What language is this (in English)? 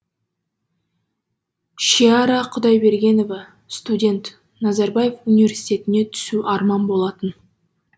Kazakh